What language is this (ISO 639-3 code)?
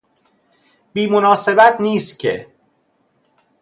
fas